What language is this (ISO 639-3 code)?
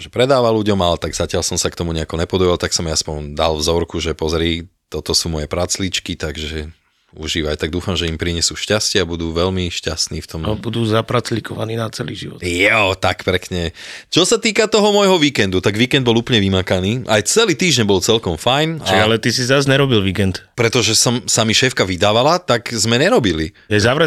slk